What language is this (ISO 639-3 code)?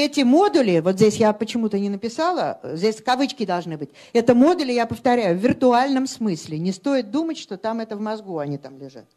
rus